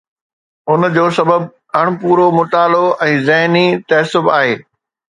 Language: Sindhi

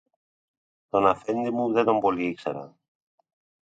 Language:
Greek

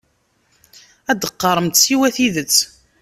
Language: Kabyle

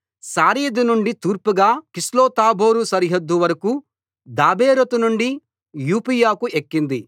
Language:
Telugu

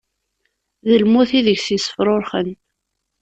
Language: Kabyle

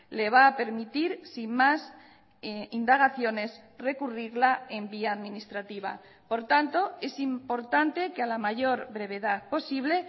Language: Spanish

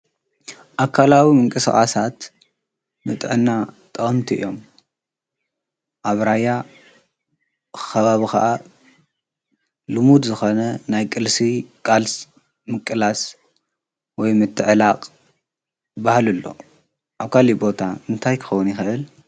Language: Tigrinya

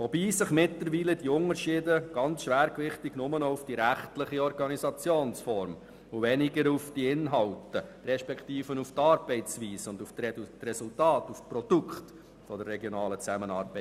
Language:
Swiss German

